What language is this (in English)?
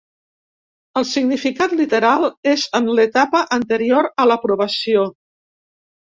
Catalan